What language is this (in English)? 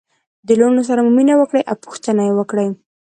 Pashto